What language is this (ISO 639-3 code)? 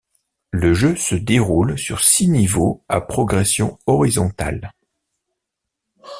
fra